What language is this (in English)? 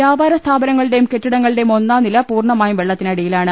Malayalam